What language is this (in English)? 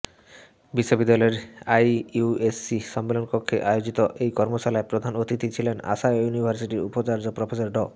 Bangla